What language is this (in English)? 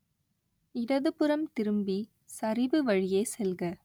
Tamil